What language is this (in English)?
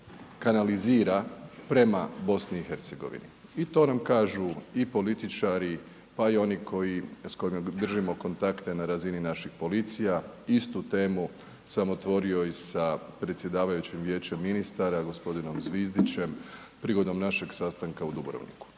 Croatian